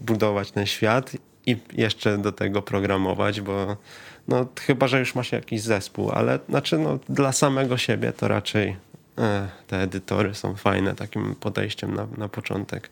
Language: Polish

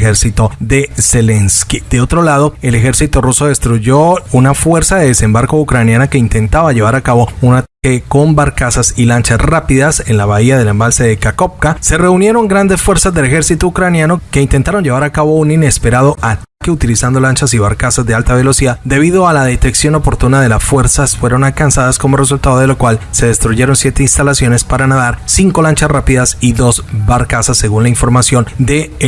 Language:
Spanish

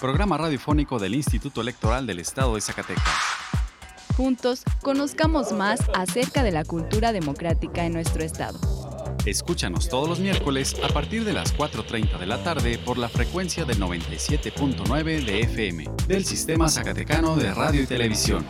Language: Spanish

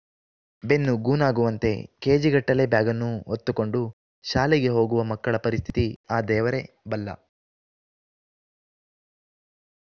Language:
Kannada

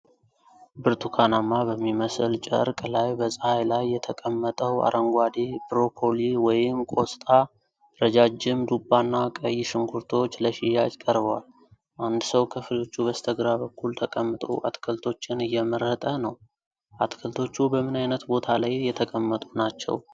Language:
Amharic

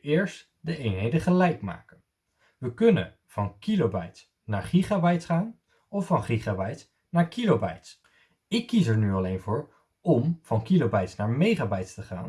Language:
Dutch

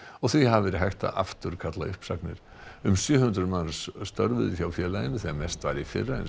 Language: Icelandic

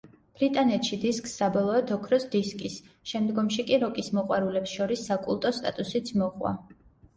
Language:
Georgian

